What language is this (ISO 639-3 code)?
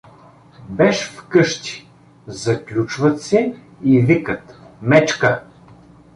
bul